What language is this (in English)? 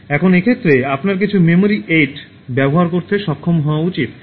Bangla